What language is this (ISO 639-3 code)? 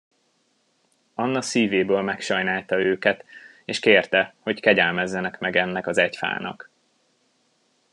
hun